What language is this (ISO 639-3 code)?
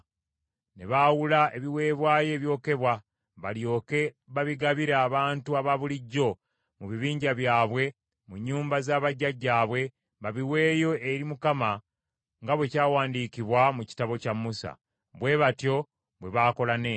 lug